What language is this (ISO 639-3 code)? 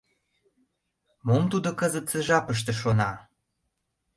chm